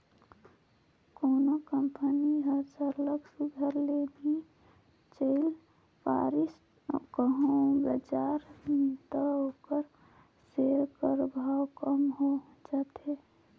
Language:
Chhattisgarhi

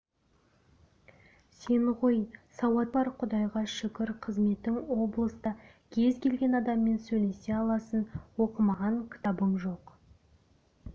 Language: Kazakh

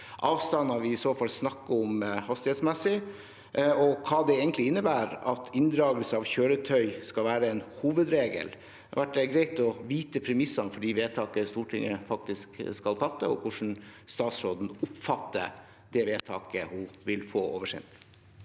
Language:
Norwegian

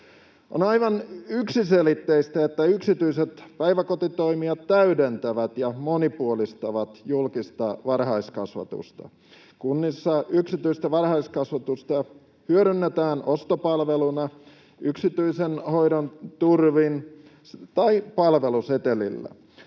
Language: Finnish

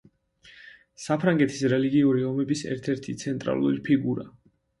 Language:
Georgian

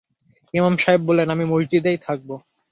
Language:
Bangla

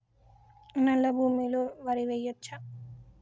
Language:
Telugu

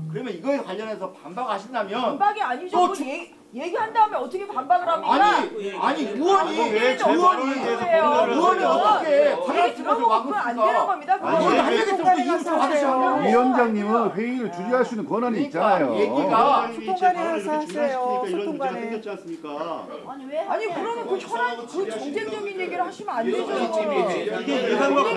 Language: Korean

